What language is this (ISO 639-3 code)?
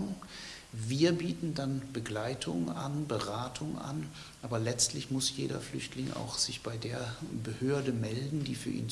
deu